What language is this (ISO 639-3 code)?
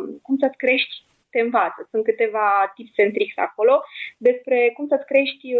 ron